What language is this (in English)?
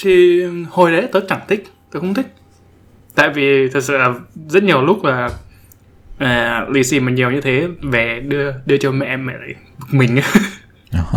Vietnamese